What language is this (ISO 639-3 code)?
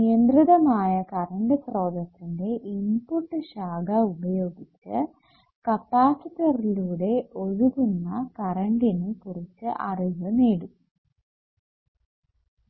mal